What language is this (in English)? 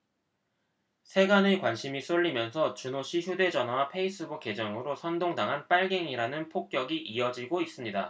Korean